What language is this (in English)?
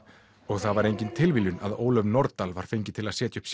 Icelandic